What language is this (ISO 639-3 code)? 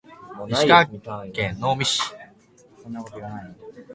jpn